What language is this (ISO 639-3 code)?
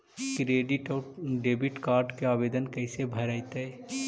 mag